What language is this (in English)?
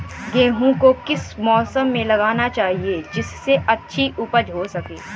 Hindi